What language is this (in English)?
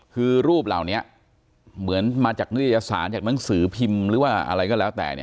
Thai